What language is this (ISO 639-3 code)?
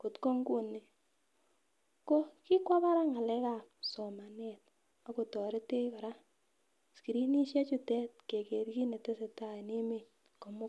kln